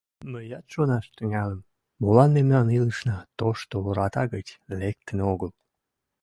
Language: Mari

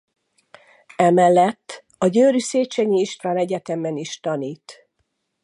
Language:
Hungarian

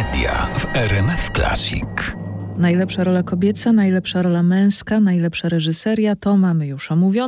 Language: Polish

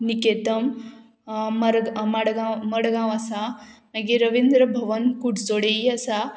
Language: Konkani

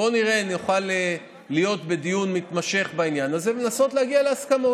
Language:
Hebrew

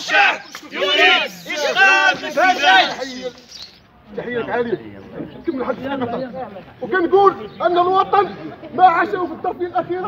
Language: Arabic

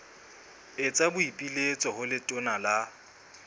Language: Southern Sotho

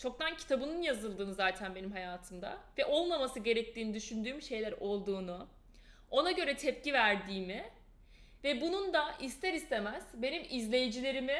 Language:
Turkish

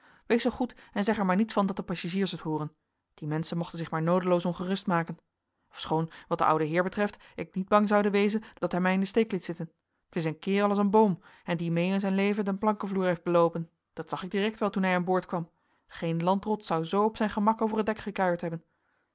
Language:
Dutch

